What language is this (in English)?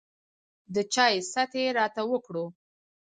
Pashto